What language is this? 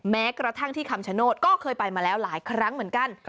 Thai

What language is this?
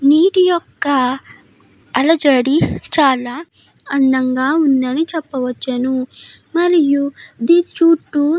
Telugu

